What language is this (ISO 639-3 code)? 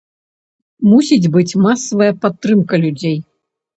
bel